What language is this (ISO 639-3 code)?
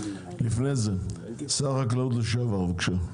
heb